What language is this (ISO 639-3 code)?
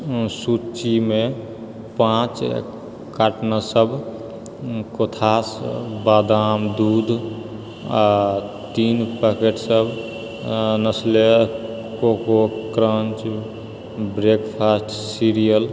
mai